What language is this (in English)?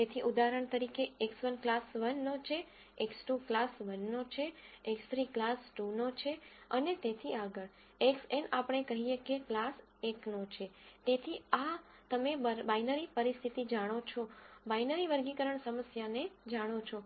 Gujarati